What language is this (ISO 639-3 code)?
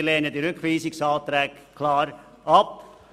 gsw